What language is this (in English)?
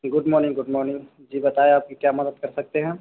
Urdu